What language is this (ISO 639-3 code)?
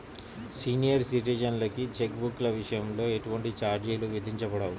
tel